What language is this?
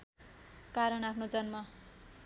Nepali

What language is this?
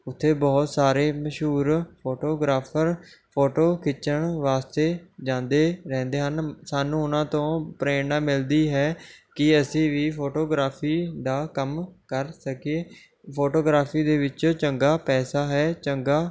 Punjabi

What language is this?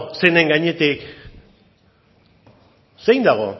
Basque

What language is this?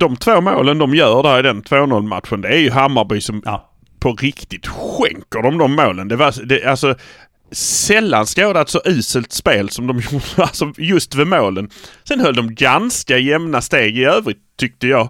Swedish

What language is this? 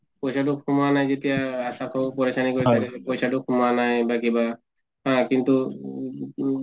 Assamese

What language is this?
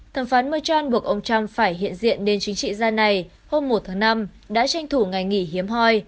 Vietnamese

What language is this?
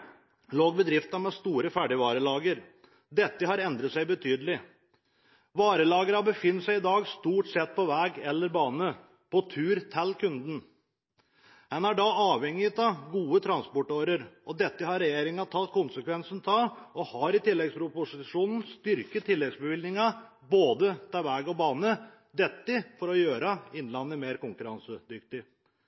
Norwegian Bokmål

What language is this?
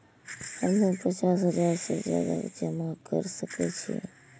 Maithili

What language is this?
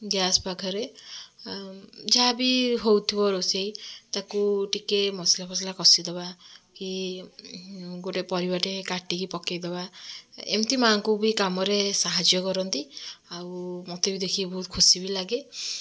Odia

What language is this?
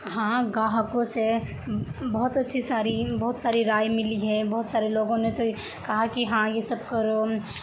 Urdu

